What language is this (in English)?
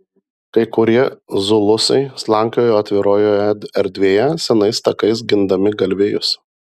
Lithuanian